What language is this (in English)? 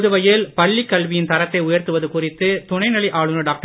Tamil